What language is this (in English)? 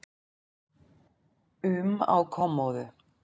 Icelandic